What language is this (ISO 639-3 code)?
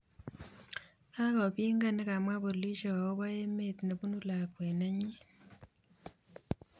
kln